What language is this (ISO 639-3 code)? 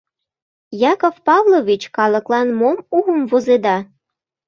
chm